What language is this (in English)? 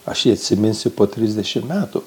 Lithuanian